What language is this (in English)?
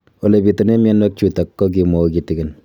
Kalenjin